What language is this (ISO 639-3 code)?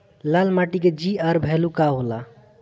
bho